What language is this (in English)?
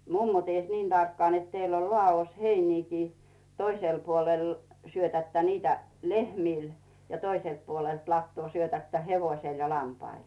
Finnish